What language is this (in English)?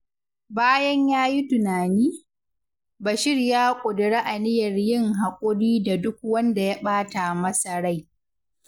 Hausa